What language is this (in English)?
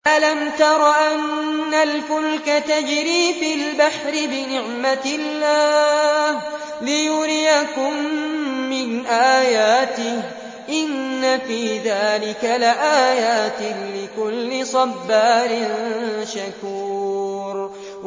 Arabic